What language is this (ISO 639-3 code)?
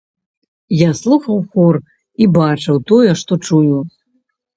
bel